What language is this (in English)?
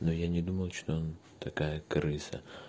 Russian